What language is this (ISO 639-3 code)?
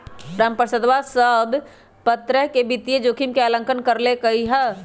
mag